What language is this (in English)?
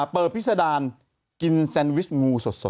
Thai